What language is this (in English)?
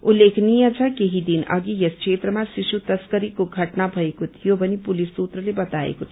Nepali